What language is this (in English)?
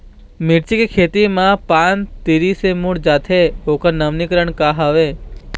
Chhattisgarhi